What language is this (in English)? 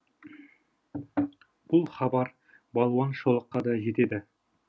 Kazakh